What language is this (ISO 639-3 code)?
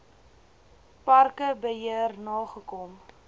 afr